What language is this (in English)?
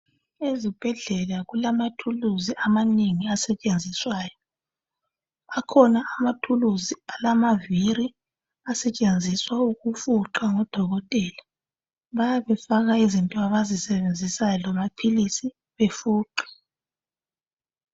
North Ndebele